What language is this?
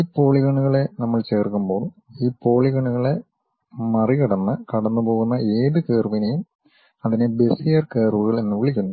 Malayalam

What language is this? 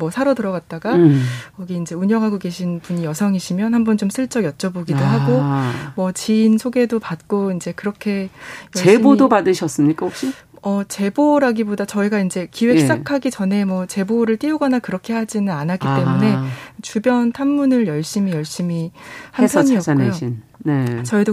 Korean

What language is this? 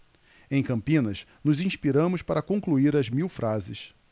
Portuguese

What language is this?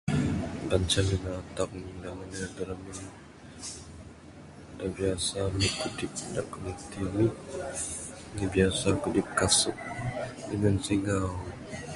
Bukar-Sadung Bidayuh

